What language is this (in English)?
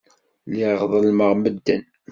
Kabyle